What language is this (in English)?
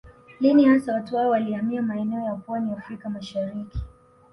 Swahili